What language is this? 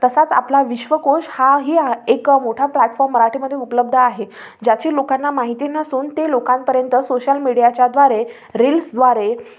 Marathi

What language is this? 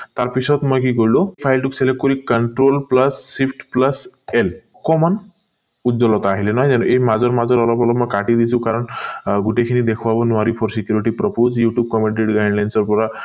Assamese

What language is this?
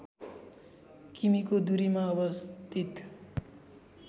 Nepali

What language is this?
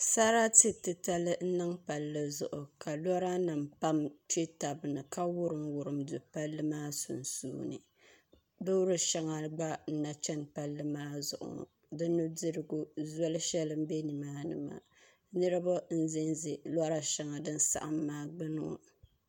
Dagbani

